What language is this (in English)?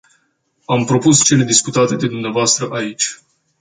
Romanian